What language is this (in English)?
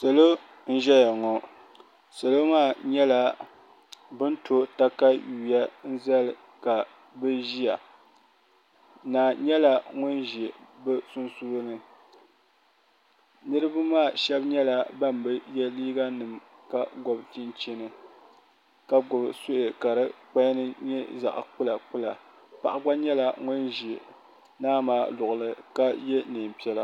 Dagbani